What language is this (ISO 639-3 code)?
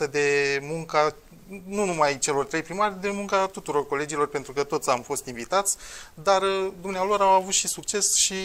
ron